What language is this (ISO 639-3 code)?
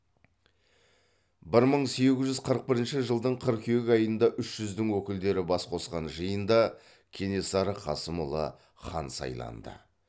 kaz